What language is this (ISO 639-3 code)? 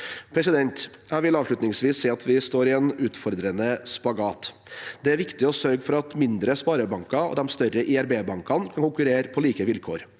nor